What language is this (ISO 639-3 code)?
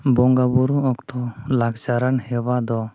sat